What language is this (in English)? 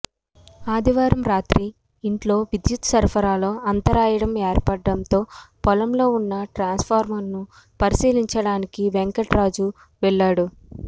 Telugu